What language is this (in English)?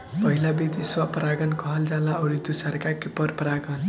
Bhojpuri